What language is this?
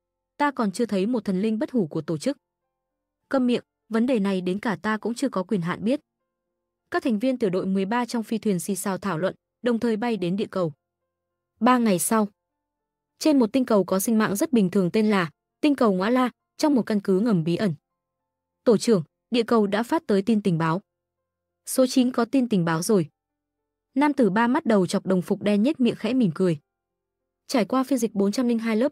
Vietnamese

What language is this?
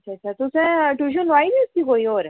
Dogri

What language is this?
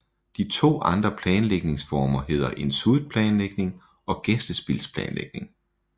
Danish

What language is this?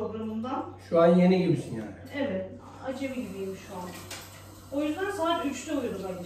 Turkish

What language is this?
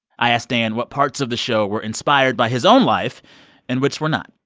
English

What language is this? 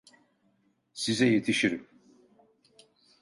Turkish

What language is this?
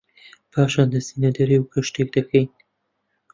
Central Kurdish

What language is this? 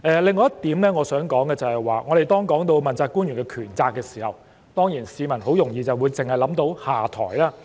Cantonese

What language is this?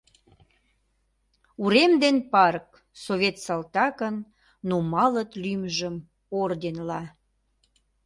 Mari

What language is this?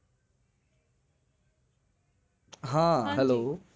Gujarati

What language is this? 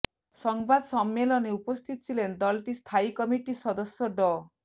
Bangla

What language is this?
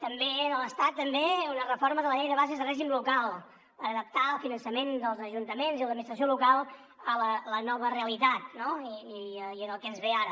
Catalan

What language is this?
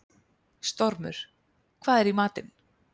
Icelandic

